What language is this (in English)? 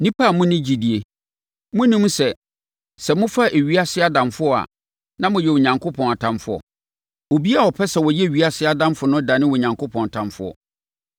Akan